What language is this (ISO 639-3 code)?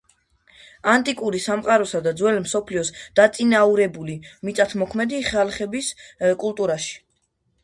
kat